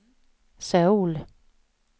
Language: Swedish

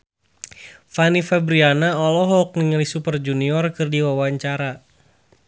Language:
Sundanese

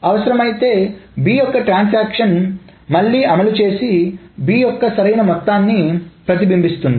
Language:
Telugu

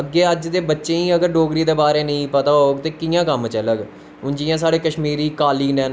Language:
Dogri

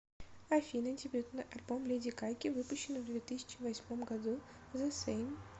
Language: Russian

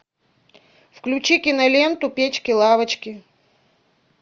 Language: Russian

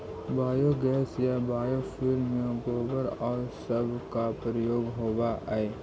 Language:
Magahi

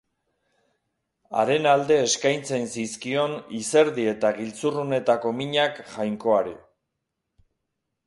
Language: Basque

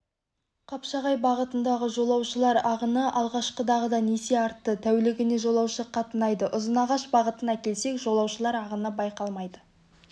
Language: Kazakh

